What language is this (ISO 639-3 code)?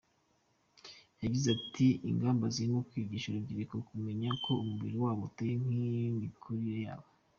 kin